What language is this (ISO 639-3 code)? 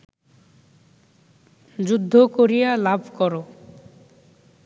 ben